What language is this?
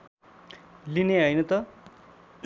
Nepali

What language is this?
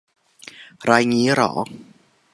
Thai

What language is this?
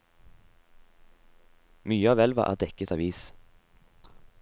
Norwegian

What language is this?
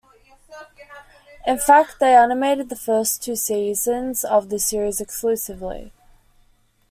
English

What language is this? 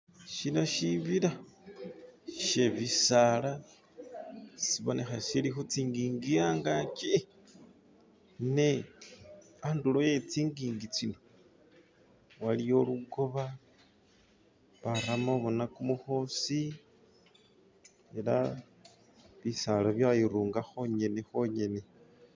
Masaaba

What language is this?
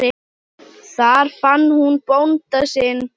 Icelandic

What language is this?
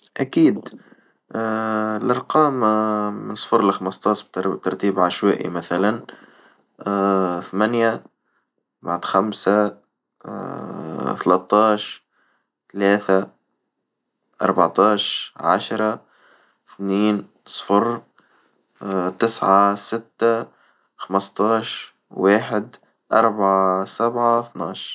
Tunisian Arabic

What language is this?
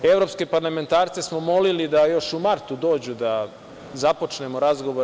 Serbian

